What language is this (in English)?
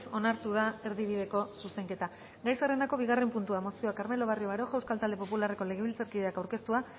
Basque